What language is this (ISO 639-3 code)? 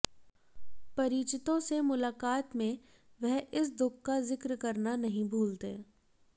hin